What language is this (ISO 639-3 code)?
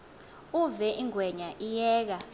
xho